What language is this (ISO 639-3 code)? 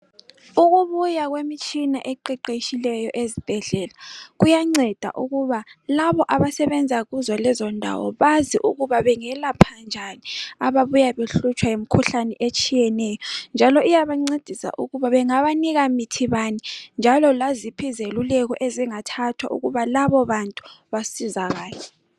nde